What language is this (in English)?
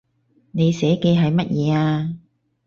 Cantonese